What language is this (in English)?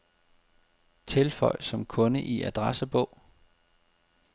Danish